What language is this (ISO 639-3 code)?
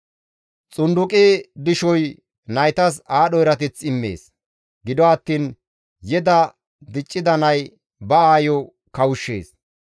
gmv